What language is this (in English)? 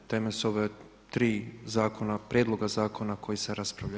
Croatian